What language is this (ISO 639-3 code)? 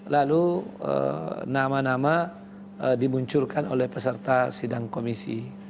ind